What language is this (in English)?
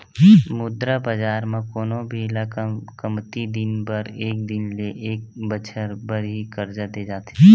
Chhattisgarhi